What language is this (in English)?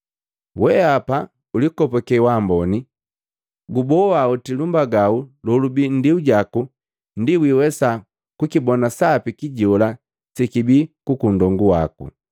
Matengo